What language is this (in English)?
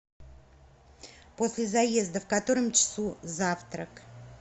Russian